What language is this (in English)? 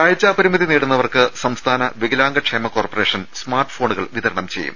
Malayalam